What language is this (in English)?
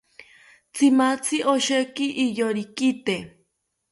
South Ucayali Ashéninka